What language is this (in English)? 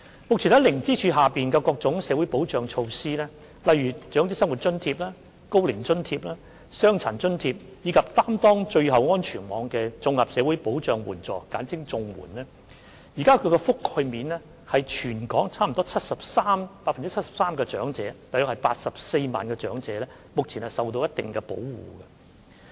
Cantonese